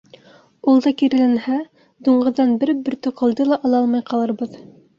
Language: Bashkir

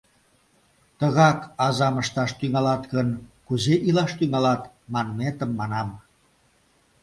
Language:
Mari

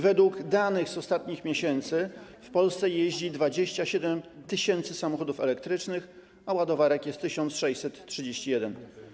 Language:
Polish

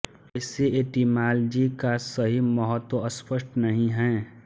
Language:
Hindi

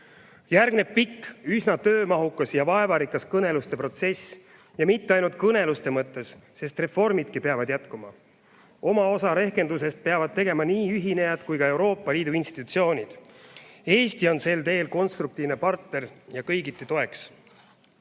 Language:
Estonian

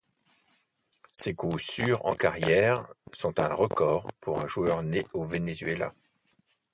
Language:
French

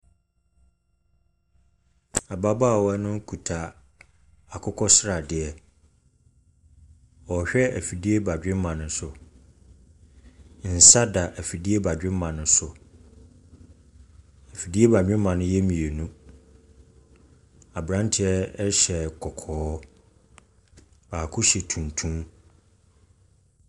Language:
Akan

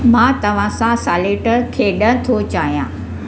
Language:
Sindhi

